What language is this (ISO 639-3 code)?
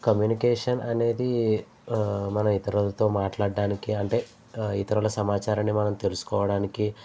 tel